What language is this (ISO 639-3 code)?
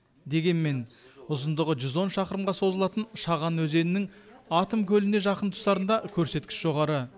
kaz